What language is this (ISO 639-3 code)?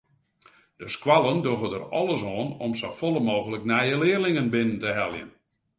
fry